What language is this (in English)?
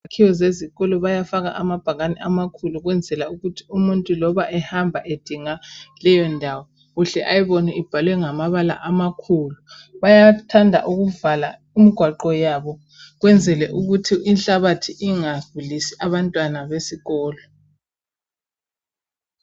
North Ndebele